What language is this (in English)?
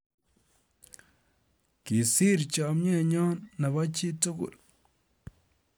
Kalenjin